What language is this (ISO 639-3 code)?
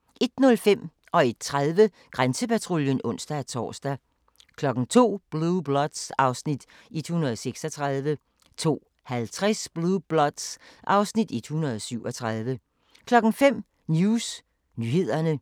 dan